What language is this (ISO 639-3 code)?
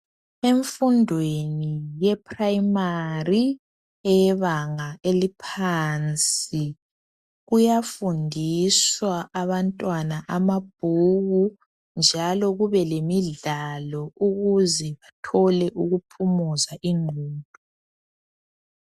nde